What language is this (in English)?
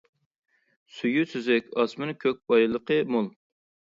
Uyghur